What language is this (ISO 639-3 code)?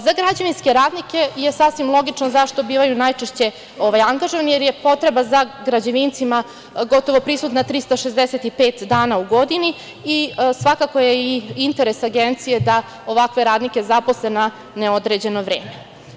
srp